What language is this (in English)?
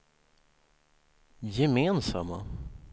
Swedish